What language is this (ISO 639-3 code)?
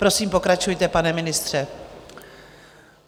ces